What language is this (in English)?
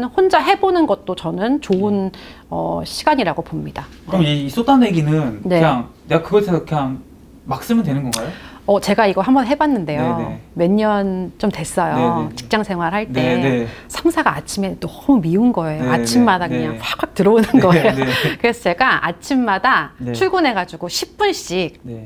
Korean